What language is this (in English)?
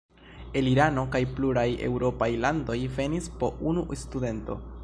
Esperanto